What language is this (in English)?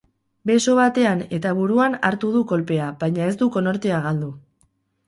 Basque